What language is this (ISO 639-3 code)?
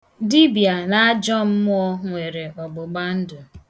ibo